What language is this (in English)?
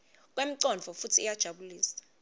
Swati